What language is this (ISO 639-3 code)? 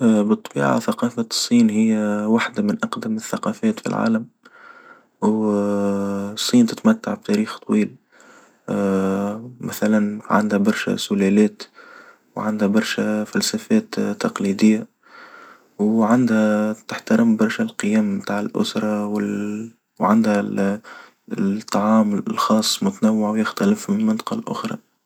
aeb